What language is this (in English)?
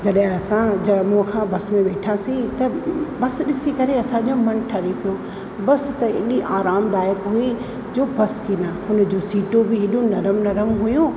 Sindhi